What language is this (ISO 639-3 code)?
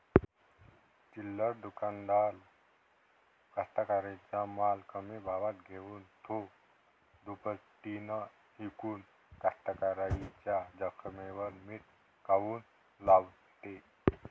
mar